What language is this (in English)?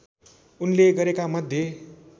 Nepali